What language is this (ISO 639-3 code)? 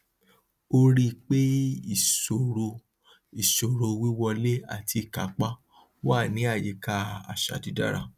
yor